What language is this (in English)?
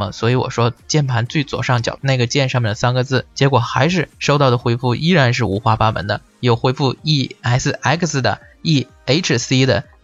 Chinese